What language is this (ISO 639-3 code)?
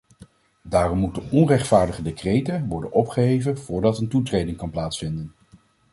nld